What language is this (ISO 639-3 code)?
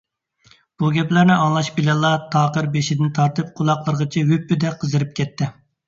uig